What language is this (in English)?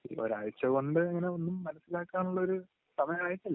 Malayalam